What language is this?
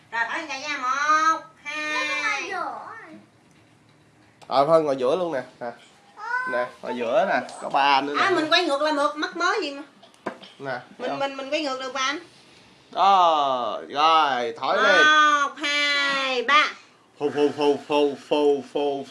Vietnamese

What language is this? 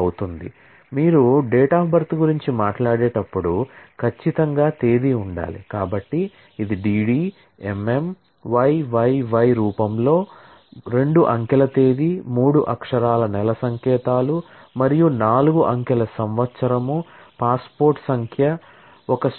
Telugu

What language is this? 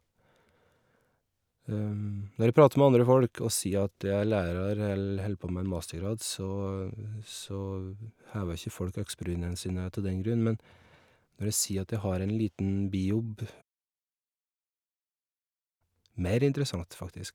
Norwegian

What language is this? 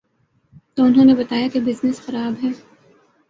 Urdu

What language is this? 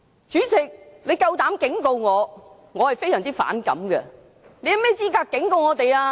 Cantonese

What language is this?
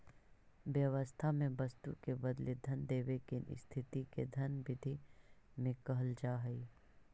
Magahi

